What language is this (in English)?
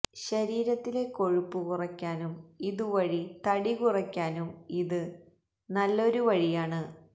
Malayalam